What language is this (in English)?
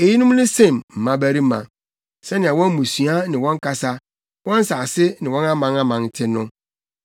Akan